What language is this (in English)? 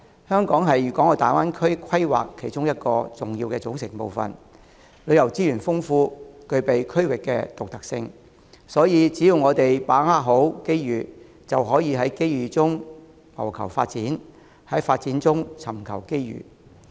Cantonese